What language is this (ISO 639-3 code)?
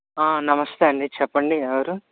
tel